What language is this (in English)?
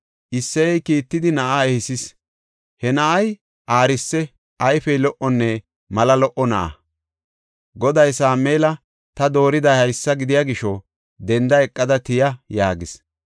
Gofa